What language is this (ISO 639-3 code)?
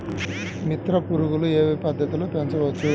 tel